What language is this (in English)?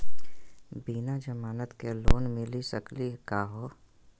Magahi